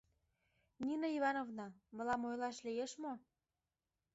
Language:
Mari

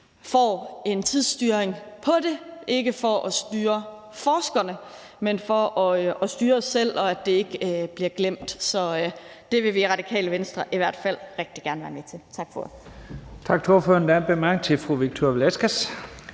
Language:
Danish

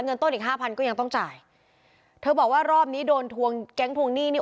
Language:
Thai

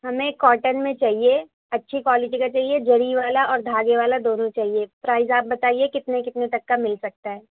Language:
Urdu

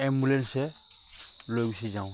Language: Assamese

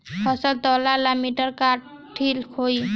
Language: Bhojpuri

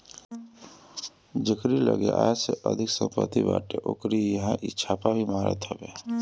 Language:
Bhojpuri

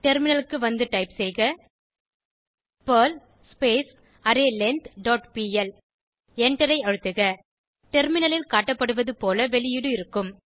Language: Tamil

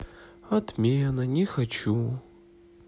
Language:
Russian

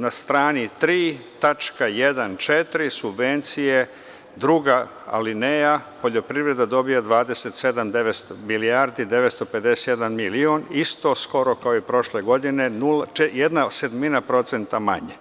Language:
Serbian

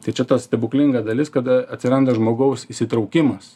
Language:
Lithuanian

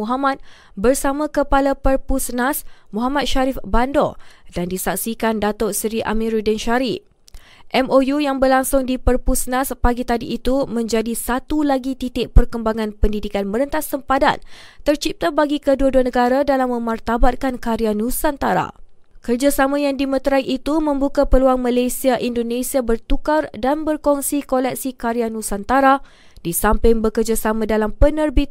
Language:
Malay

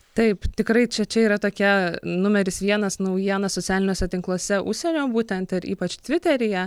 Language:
Lithuanian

